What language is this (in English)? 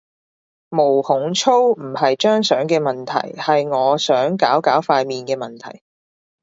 Cantonese